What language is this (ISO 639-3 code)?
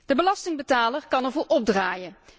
nld